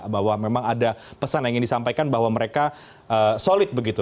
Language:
Indonesian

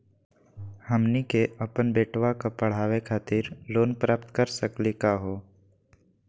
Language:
Magahi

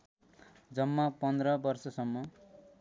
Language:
Nepali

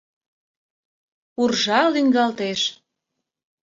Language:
Mari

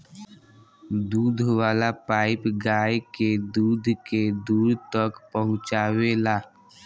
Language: Bhojpuri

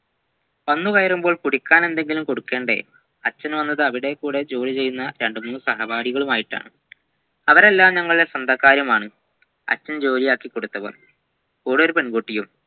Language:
Malayalam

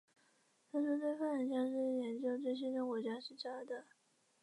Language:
Chinese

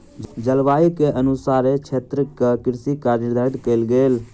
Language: Maithili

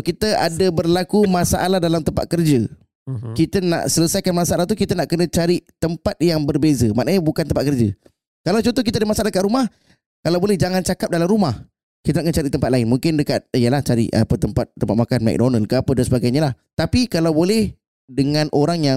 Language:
Malay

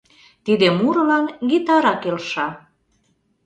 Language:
Mari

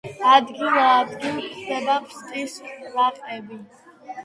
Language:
Georgian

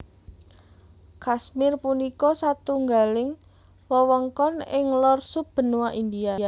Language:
Javanese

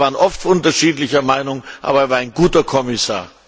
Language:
German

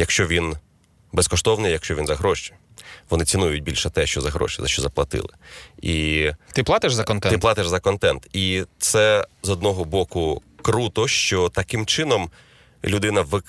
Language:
Ukrainian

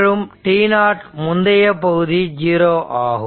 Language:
Tamil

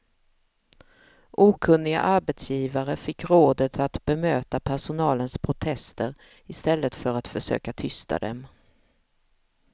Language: Swedish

